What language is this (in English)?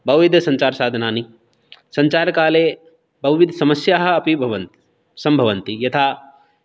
Sanskrit